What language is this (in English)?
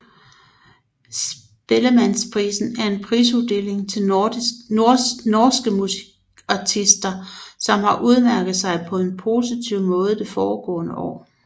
Danish